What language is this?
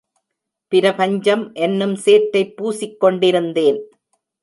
Tamil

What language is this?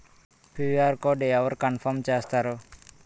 Telugu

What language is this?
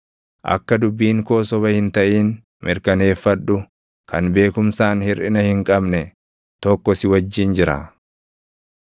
Oromo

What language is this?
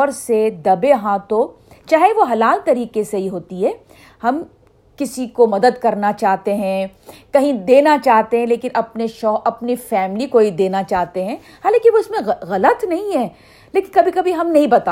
Urdu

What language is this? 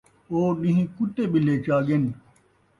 Saraiki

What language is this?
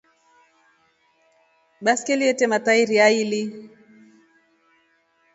Rombo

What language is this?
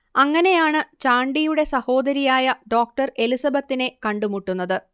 Malayalam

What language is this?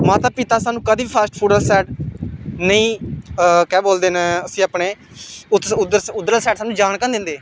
Dogri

